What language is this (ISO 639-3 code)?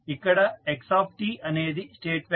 tel